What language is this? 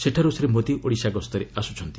Odia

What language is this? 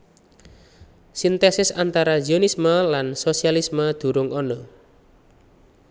Javanese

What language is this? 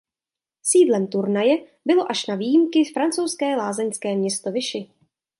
Czech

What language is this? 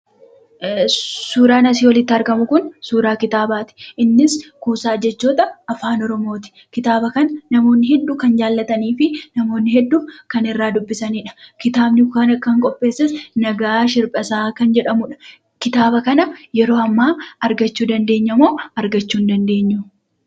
Oromo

